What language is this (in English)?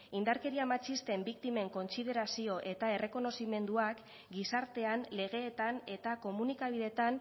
Basque